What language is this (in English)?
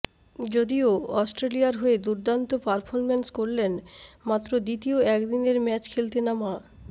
Bangla